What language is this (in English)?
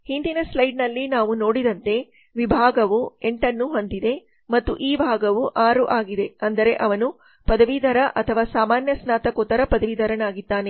Kannada